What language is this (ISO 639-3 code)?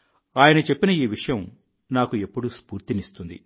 tel